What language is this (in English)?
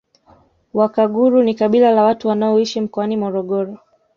Swahili